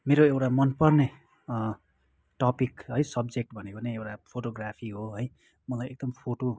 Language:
Nepali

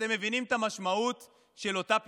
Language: Hebrew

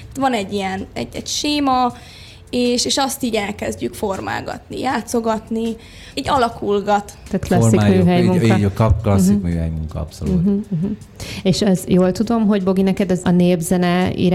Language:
Hungarian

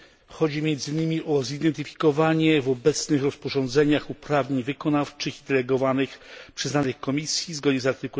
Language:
Polish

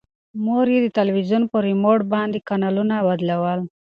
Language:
Pashto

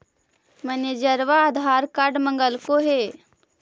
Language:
Magahi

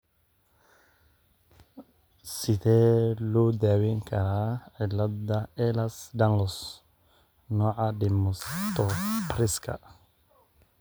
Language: Somali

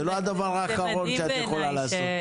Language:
Hebrew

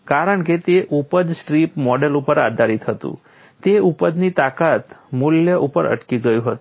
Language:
Gujarati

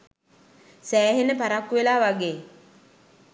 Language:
Sinhala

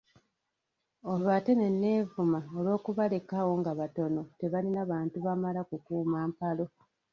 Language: Ganda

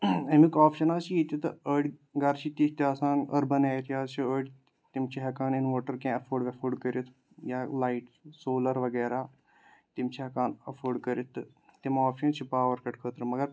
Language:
Kashmiri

